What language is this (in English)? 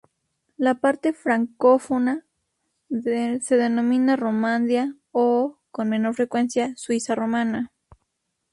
Spanish